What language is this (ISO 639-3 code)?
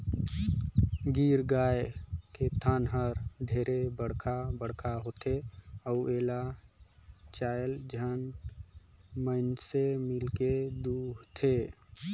hne